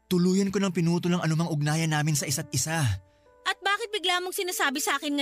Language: Filipino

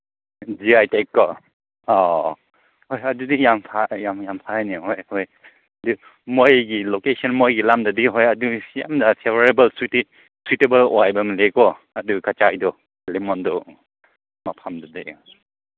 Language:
Manipuri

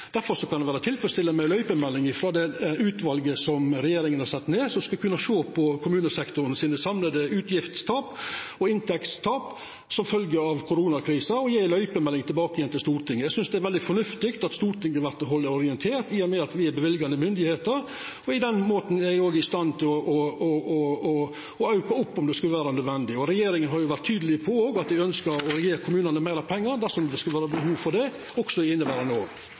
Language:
Norwegian Nynorsk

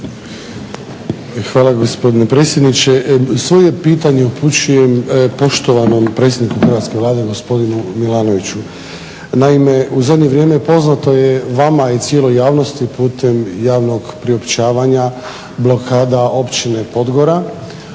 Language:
Croatian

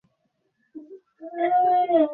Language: Bangla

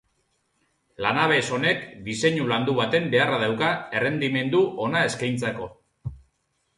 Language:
Basque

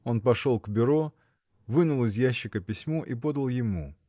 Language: Russian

